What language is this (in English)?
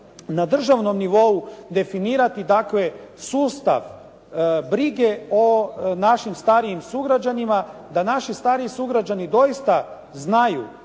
Croatian